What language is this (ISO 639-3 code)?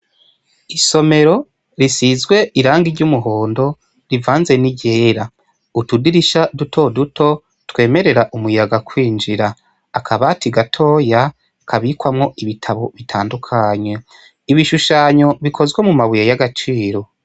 run